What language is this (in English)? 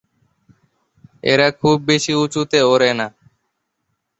Bangla